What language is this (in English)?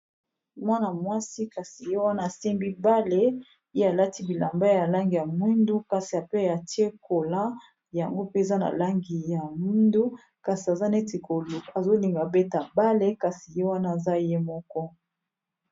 Lingala